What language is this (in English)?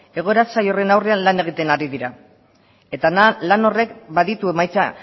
Basque